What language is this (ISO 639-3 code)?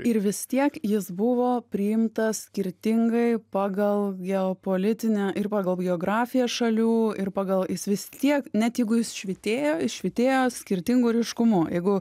lit